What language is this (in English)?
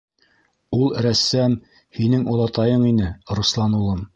Bashkir